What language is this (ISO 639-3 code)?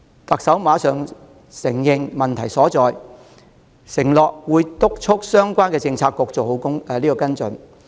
yue